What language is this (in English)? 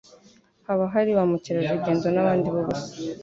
Kinyarwanda